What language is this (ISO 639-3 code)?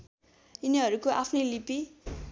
nep